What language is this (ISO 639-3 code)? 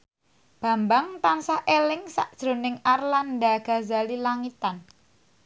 jav